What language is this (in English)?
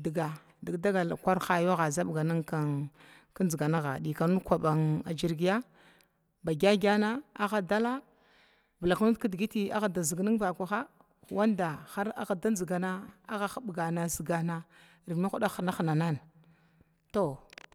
Glavda